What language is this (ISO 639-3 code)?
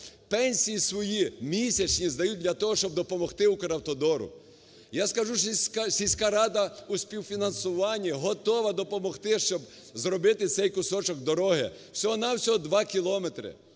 ukr